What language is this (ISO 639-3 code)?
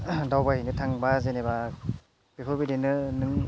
brx